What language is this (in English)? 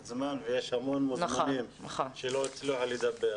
Hebrew